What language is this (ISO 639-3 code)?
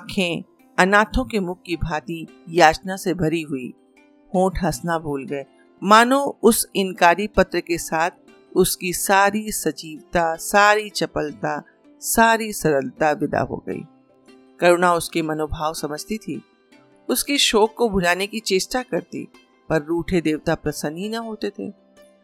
hin